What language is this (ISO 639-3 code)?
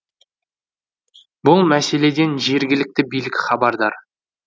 kaz